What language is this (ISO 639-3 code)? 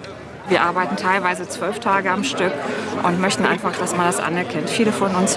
deu